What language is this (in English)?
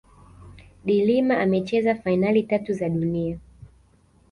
Swahili